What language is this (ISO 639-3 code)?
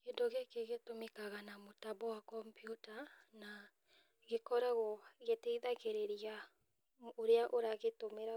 kik